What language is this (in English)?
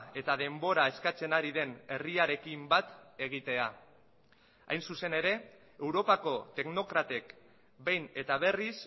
Basque